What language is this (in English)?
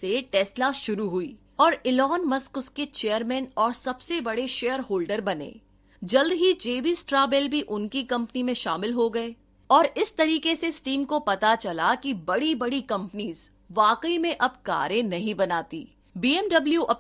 Hindi